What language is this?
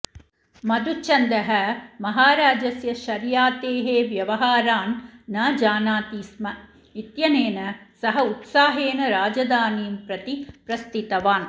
Sanskrit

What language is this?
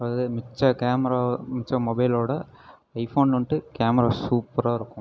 Tamil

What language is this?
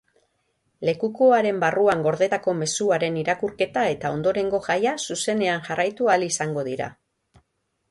Basque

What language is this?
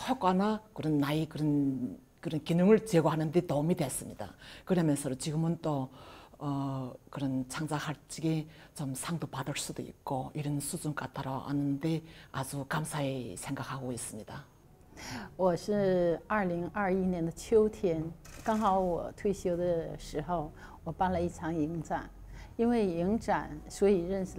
Korean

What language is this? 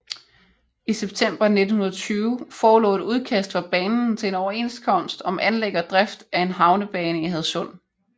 Danish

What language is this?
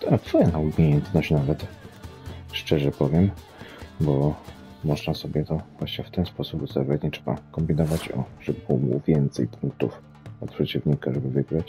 Polish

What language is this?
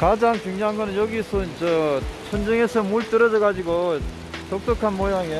Korean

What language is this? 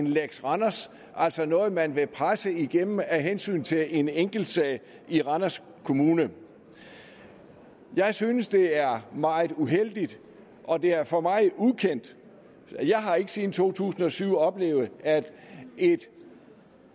Danish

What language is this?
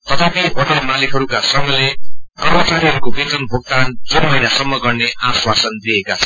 Nepali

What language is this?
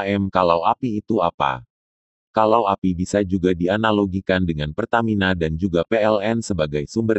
Indonesian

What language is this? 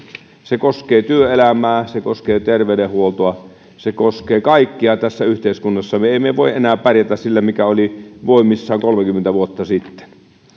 Finnish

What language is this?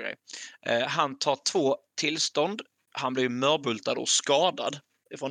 Swedish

